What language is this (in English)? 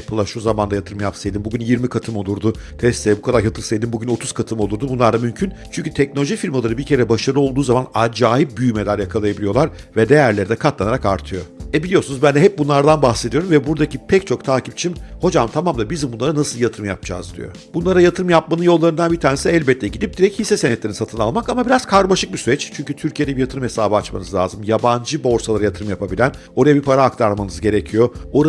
Turkish